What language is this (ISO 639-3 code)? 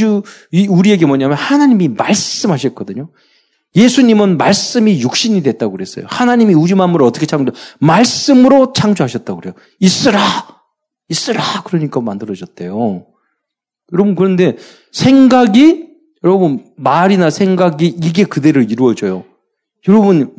kor